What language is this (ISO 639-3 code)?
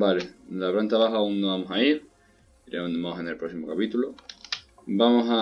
spa